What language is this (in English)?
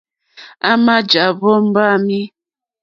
Mokpwe